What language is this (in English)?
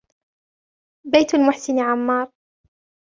Arabic